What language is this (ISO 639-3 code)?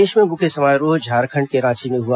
hin